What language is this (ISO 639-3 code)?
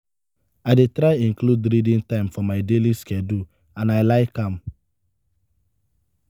pcm